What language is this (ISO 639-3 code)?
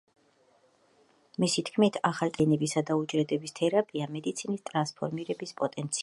kat